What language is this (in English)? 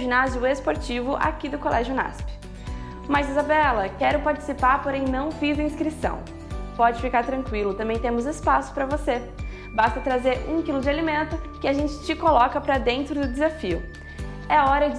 Portuguese